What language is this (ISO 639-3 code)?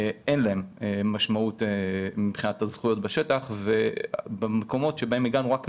heb